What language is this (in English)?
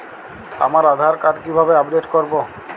Bangla